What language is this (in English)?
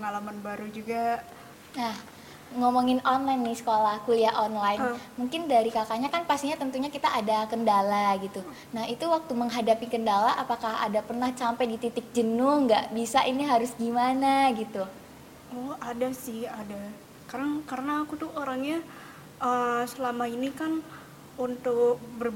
Indonesian